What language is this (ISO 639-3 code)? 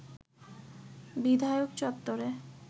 ben